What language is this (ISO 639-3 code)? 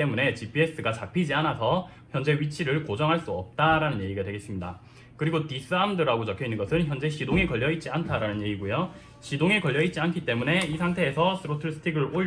kor